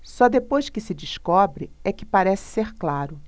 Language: Portuguese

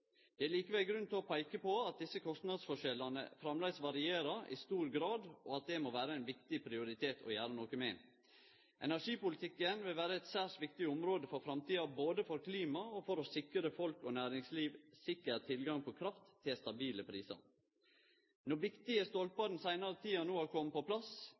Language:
Norwegian Nynorsk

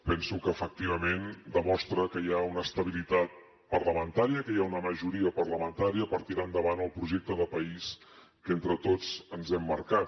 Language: Catalan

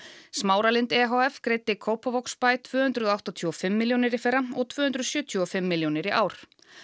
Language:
Icelandic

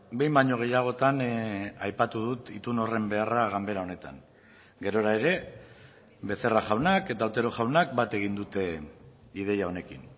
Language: Basque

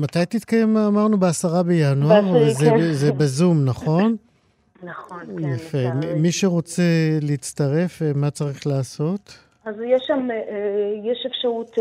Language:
Hebrew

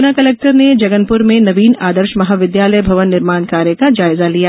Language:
Hindi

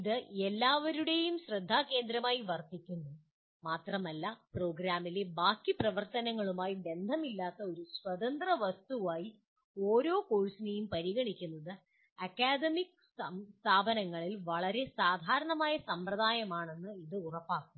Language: Malayalam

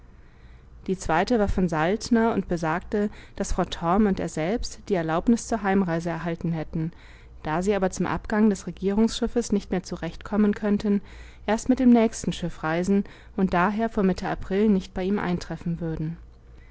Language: German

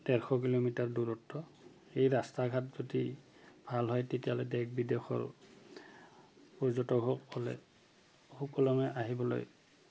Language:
Assamese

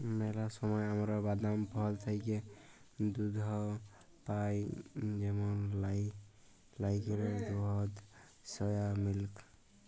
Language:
Bangla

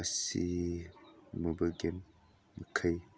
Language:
Manipuri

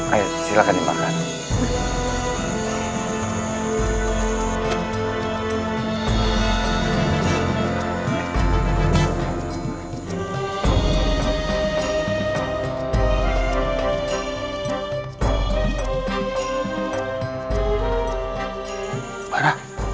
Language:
Indonesian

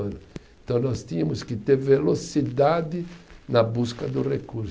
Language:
Portuguese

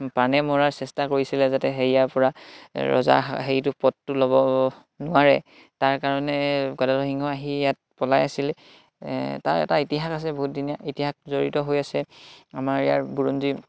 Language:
Assamese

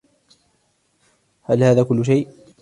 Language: Arabic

